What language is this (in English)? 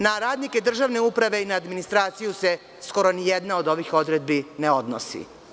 Serbian